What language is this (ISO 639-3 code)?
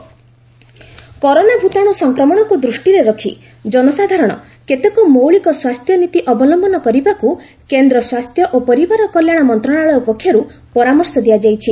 ori